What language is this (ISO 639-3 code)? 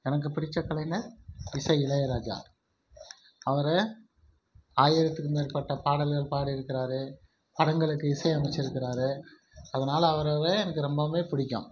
tam